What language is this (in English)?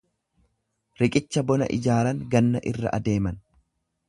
Oromo